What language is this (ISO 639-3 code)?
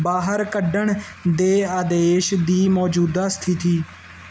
pan